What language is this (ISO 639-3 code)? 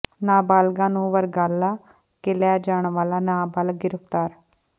pan